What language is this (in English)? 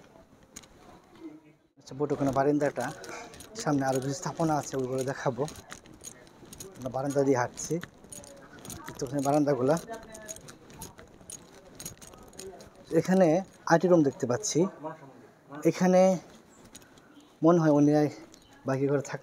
Arabic